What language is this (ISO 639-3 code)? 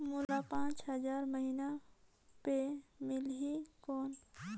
hne